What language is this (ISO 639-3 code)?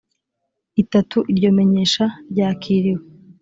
kin